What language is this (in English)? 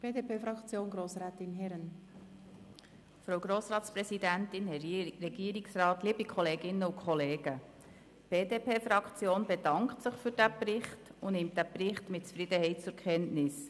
Swiss German